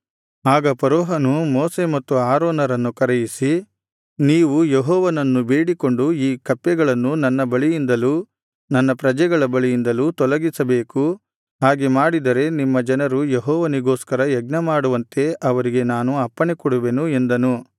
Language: Kannada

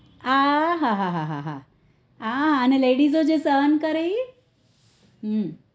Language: Gujarati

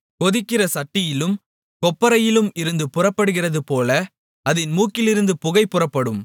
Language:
Tamil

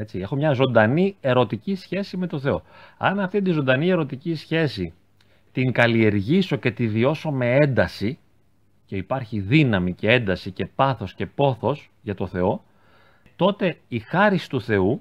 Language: Greek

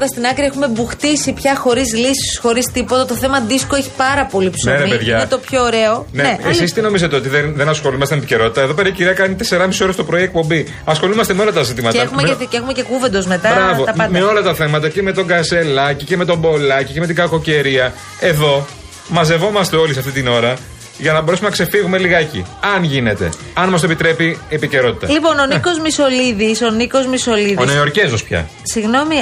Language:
Greek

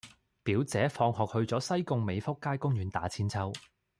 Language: Cantonese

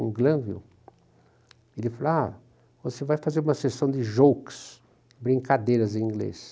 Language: Portuguese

